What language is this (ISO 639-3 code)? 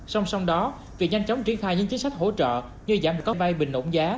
vie